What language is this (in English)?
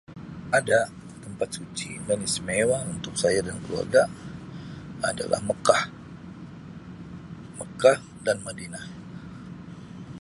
Sabah Malay